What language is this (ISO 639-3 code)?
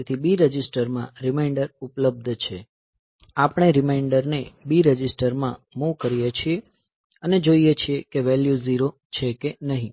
guj